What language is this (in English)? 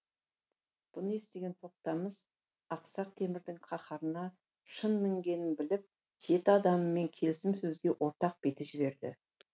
Kazakh